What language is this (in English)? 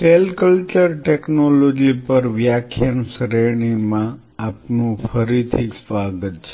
Gujarati